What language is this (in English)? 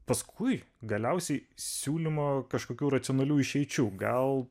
Lithuanian